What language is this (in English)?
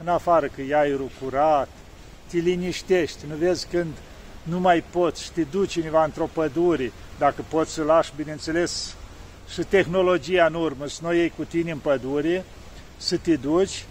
Romanian